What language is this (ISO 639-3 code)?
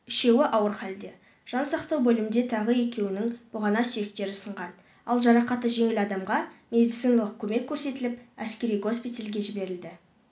kaz